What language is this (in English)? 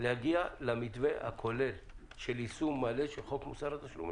Hebrew